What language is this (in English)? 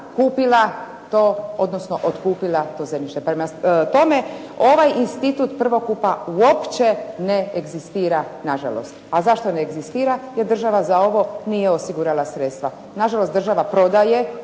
Croatian